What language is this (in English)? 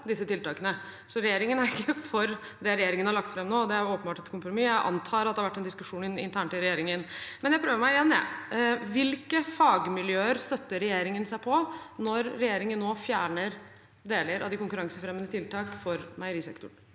Norwegian